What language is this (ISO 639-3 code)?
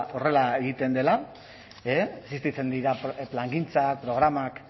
eus